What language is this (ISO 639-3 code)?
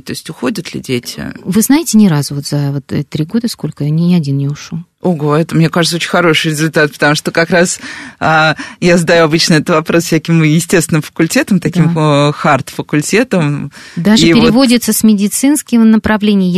rus